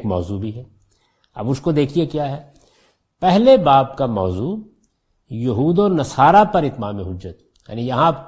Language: Urdu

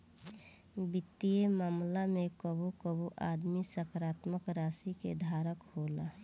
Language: Bhojpuri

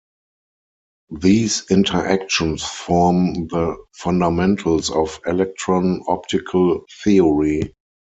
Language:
English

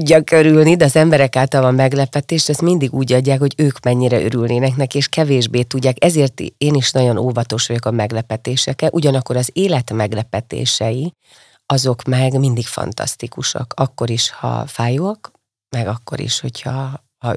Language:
Hungarian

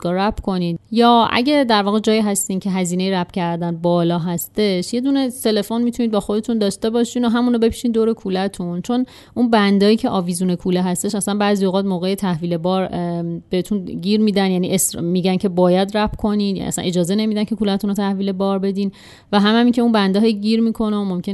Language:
Persian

